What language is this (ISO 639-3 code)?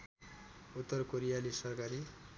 nep